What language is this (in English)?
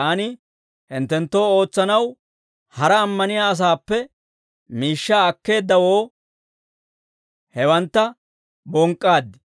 Dawro